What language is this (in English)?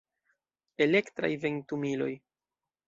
Esperanto